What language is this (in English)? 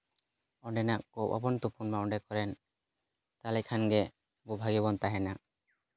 Santali